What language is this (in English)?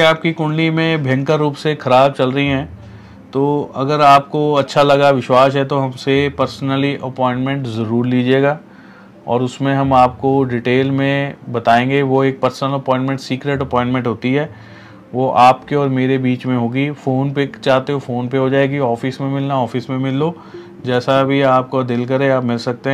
Hindi